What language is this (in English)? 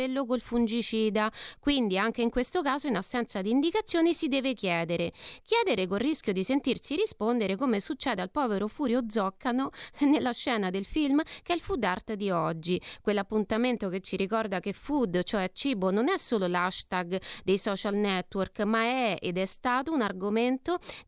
Italian